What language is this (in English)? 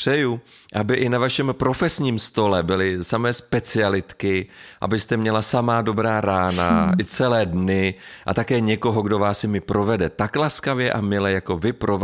Czech